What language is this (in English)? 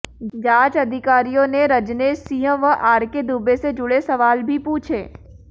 Hindi